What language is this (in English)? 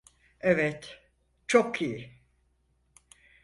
Turkish